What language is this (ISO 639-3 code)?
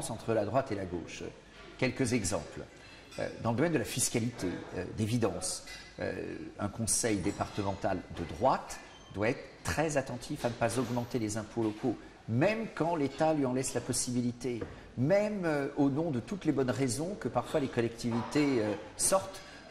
fra